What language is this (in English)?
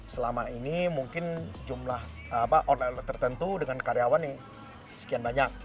Indonesian